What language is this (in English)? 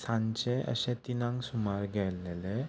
Konkani